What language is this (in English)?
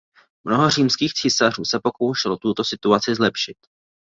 Czech